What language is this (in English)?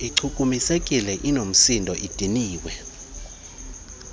Xhosa